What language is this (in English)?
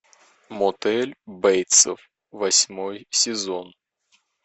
Russian